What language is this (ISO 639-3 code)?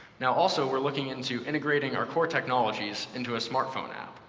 eng